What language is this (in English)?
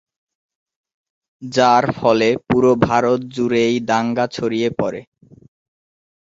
Bangla